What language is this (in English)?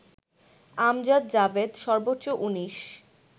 Bangla